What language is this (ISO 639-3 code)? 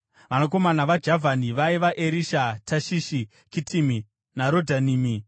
sna